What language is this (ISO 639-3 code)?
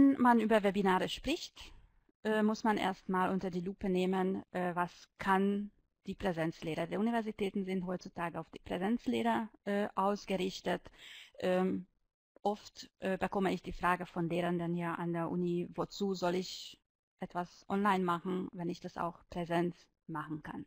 deu